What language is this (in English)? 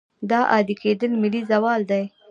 Pashto